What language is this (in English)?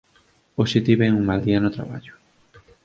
Galician